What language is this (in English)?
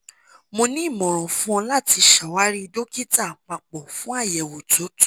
Yoruba